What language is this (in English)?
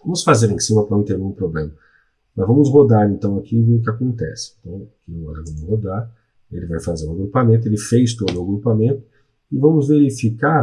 Portuguese